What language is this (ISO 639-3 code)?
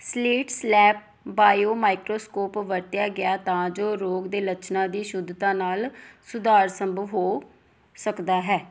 pan